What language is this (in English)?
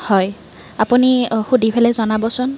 Assamese